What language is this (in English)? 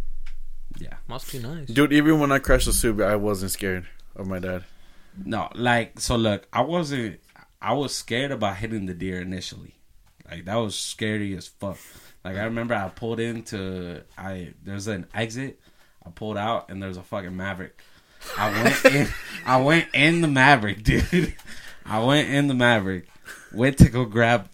English